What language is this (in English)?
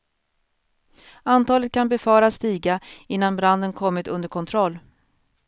Swedish